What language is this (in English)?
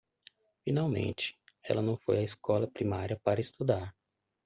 Portuguese